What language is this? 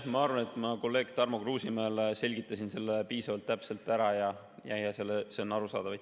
Estonian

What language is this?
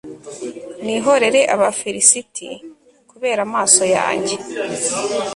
Kinyarwanda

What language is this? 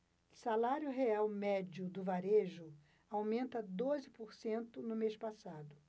Portuguese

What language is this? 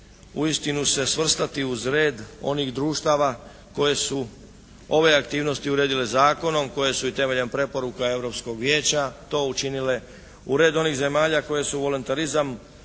Croatian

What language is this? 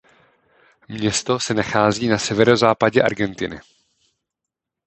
Czech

